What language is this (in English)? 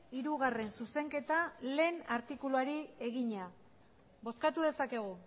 Basque